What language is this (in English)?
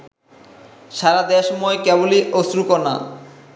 Bangla